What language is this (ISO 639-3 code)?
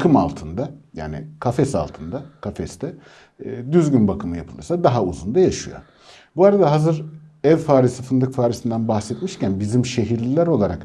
tur